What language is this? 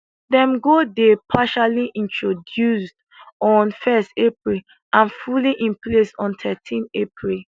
Nigerian Pidgin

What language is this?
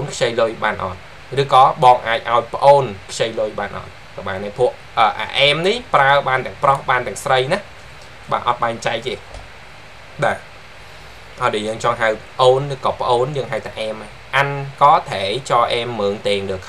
Vietnamese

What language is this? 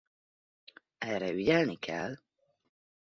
Hungarian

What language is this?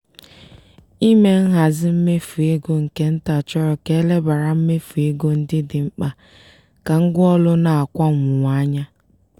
Igbo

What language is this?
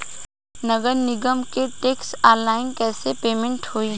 Bhojpuri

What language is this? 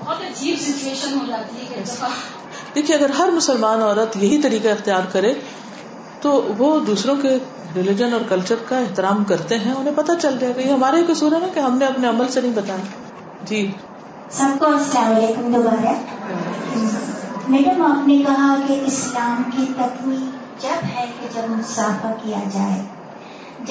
Urdu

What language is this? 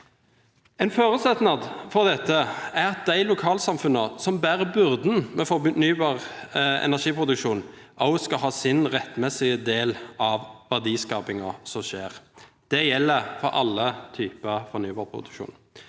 Norwegian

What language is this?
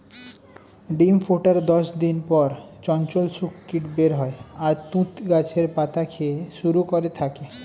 Bangla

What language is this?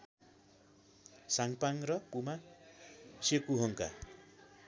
Nepali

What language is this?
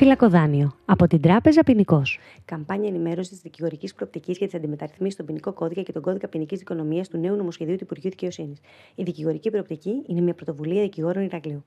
Greek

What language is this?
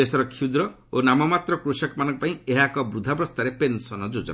Odia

